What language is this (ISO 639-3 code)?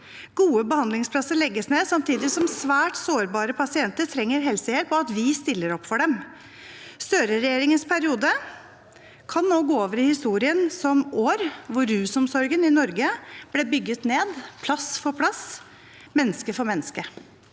nor